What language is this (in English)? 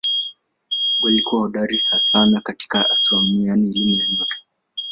Swahili